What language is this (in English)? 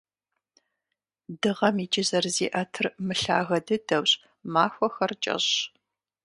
Kabardian